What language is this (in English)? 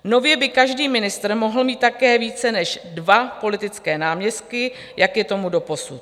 Czech